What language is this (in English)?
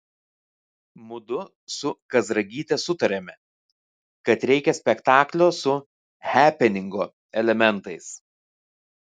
Lithuanian